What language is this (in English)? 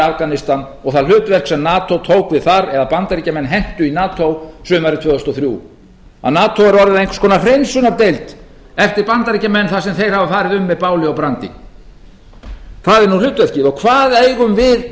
Icelandic